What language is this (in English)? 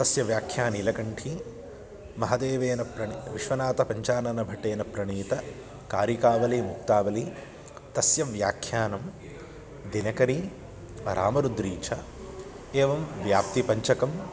Sanskrit